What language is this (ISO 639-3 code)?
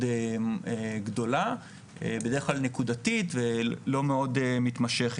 heb